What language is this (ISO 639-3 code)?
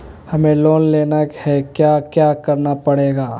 mag